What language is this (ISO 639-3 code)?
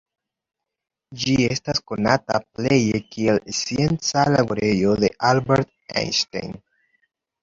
epo